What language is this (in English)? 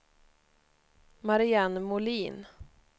Swedish